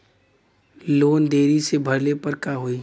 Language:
Bhojpuri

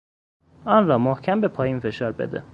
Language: Persian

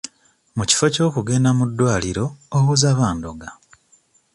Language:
Ganda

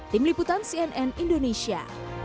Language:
Indonesian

